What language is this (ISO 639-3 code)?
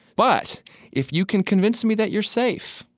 eng